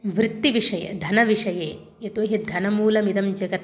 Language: Sanskrit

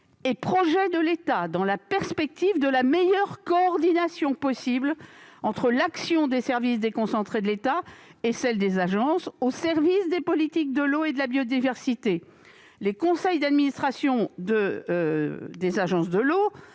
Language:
French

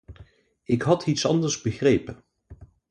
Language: Dutch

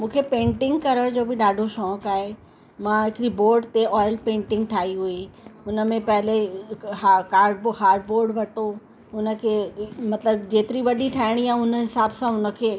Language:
Sindhi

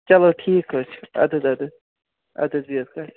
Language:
Kashmiri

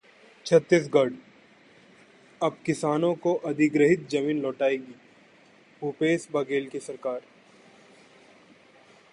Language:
Hindi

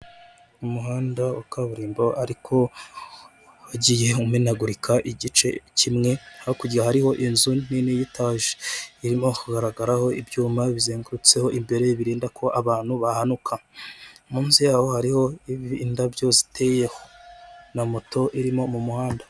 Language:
Kinyarwanda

